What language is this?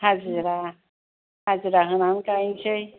Bodo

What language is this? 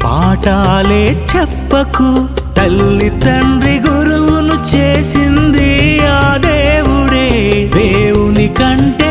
Telugu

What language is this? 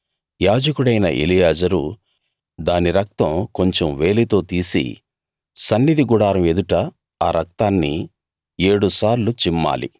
Telugu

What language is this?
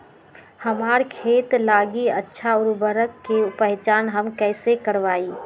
Magahi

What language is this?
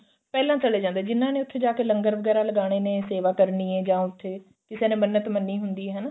Punjabi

